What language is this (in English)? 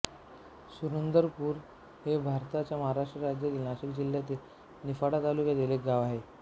Marathi